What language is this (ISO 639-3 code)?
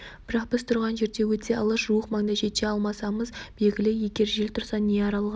kaz